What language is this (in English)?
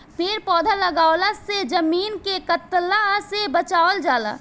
Bhojpuri